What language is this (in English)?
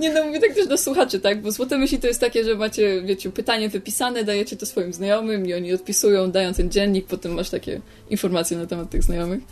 Polish